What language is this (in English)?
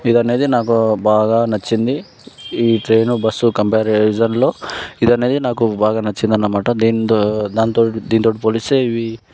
Telugu